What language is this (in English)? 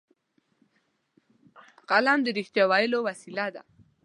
Pashto